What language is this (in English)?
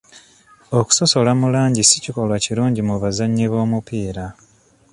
Ganda